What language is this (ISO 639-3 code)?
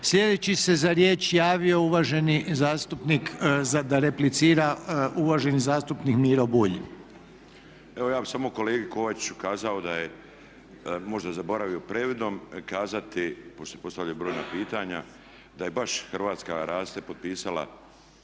hrv